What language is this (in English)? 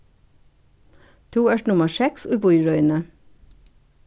Faroese